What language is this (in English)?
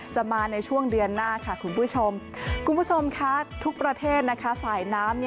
Thai